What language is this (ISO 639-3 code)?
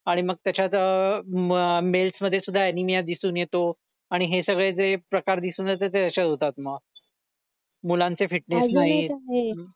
mar